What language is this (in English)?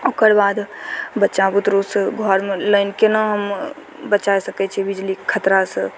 Maithili